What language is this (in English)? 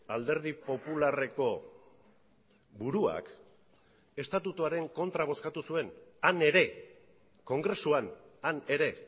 Basque